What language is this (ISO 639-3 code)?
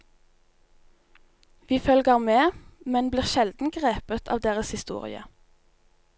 nor